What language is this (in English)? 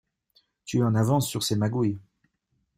French